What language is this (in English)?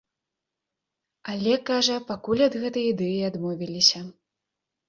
Belarusian